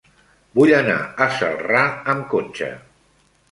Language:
Catalan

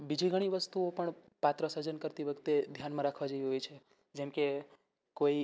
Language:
Gujarati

